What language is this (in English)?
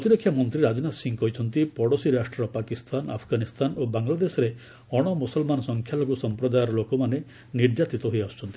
Odia